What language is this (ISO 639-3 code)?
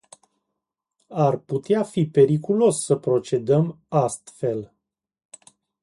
ron